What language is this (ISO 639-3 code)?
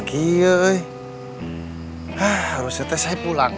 ind